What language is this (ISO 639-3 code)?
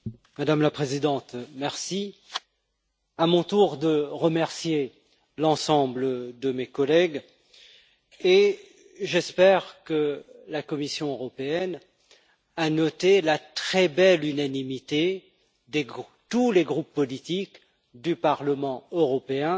fra